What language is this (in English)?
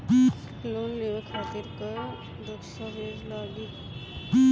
Bhojpuri